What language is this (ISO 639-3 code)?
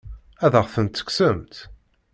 kab